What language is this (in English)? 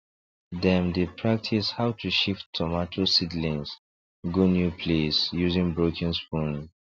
Nigerian Pidgin